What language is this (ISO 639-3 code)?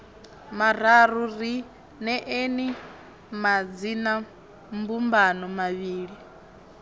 ven